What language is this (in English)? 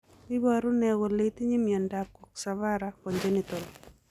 Kalenjin